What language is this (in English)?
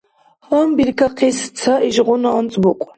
Dargwa